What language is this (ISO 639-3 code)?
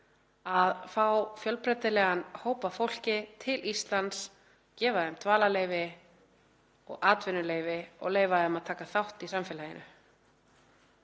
isl